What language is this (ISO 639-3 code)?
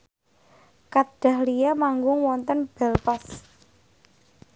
jav